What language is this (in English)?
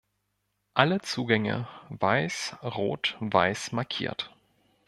German